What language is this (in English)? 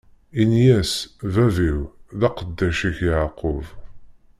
Kabyle